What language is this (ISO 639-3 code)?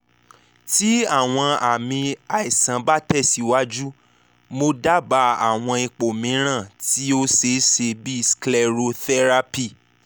yor